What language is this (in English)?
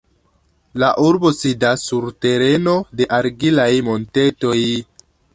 Esperanto